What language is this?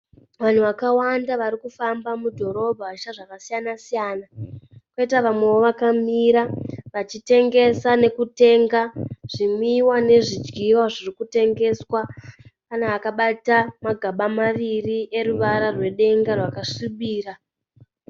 Shona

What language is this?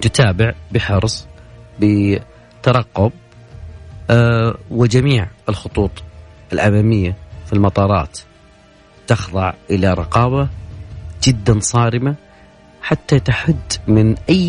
Arabic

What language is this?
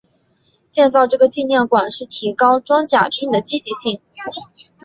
Chinese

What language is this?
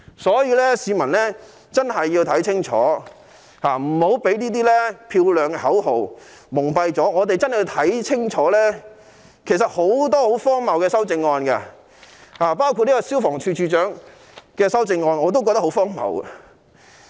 Cantonese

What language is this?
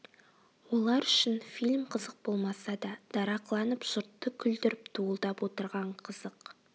Kazakh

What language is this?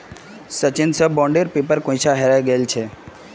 Magahi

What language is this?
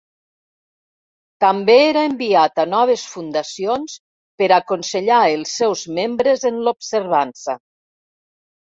Catalan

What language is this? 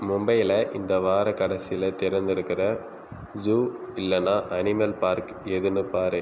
Tamil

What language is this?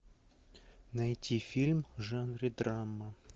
Russian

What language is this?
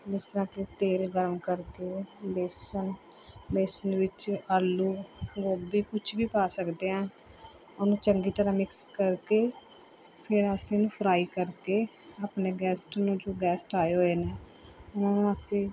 Punjabi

